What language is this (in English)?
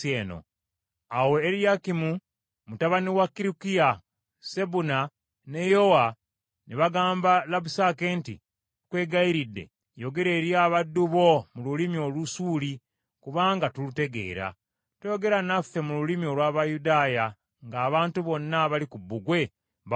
Ganda